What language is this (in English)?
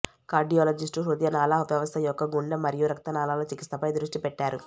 Telugu